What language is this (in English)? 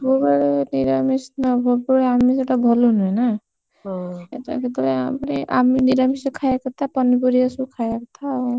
Odia